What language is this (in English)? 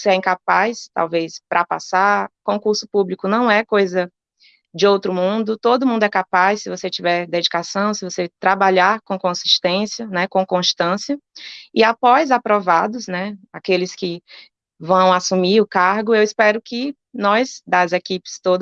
Portuguese